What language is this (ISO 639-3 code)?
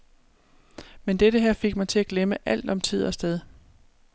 dan